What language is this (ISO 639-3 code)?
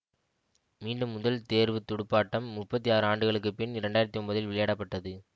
tam